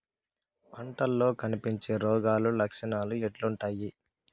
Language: Telugu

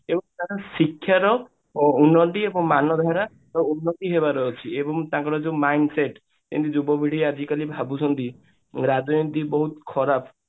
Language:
Odia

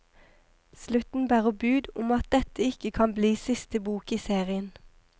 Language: Norwegian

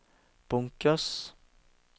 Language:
Norwegian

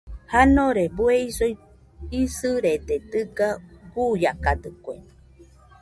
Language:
Nüpode Huitoto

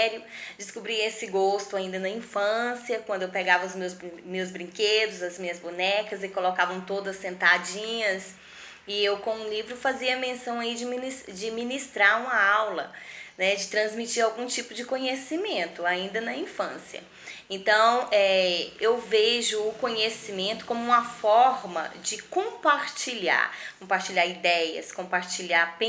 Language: Portuguese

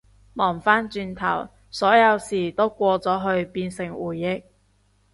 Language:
Cantonese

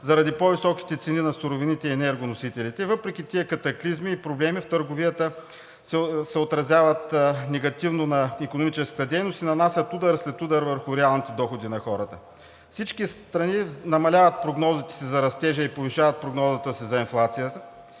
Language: Bulgarian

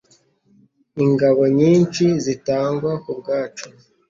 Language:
Kinyarwanda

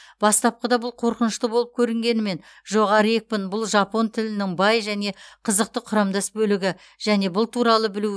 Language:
Kazakh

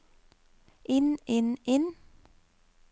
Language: Norwegian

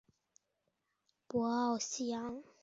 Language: Chinese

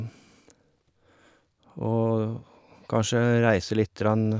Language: Norwegian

